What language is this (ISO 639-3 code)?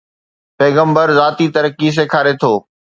snd